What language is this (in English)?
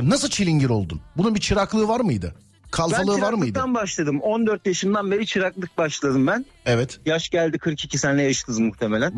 Turkish